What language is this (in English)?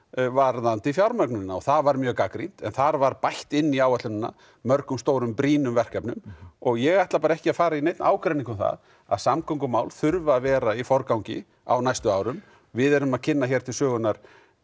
Icelandic